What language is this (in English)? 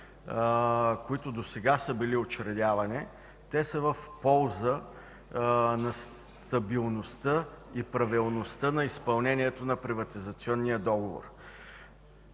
Bulgarian